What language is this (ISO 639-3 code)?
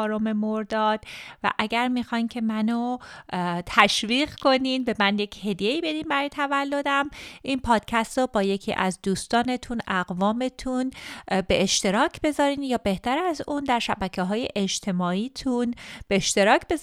fas